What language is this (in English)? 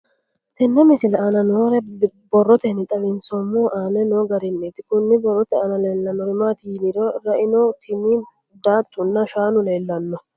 Sidamo